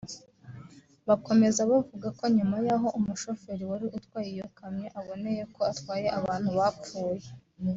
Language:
Kinyarwanda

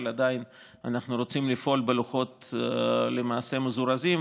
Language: Hebrew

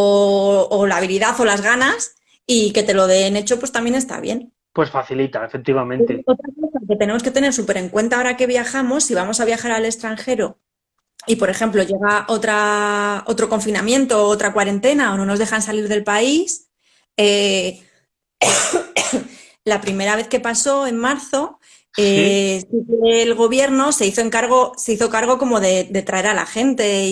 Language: Spanish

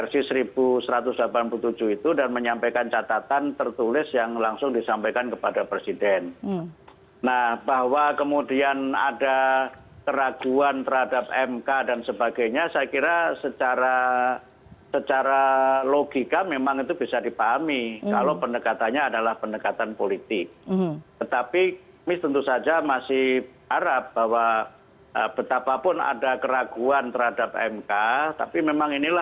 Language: Indonesian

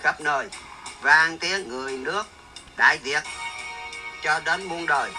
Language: Vietnamese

